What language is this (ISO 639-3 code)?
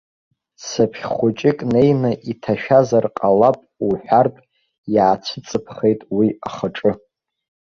abk